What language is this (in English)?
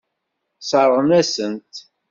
Kabyle